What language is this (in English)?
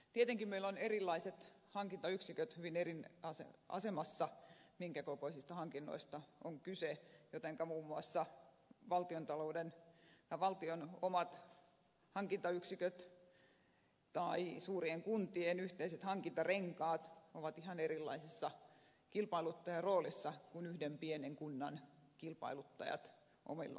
Finnish